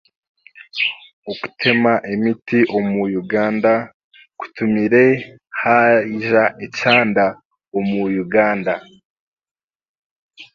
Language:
Chiga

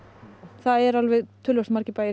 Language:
Icelandic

